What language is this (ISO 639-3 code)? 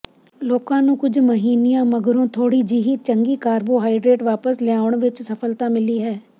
pan